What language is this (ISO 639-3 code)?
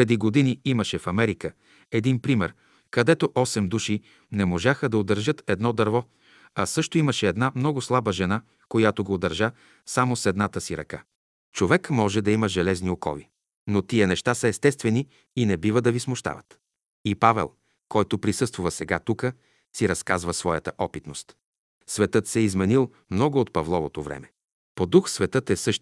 bul